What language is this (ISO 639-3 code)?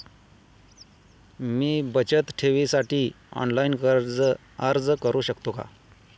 mar